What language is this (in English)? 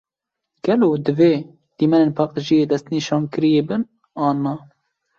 Kurdish